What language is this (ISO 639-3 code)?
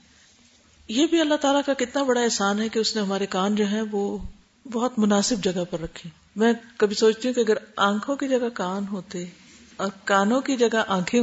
urd